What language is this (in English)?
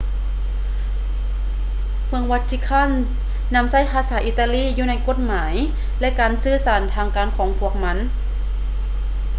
Lao